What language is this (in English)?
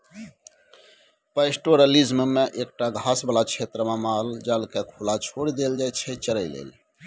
Maithili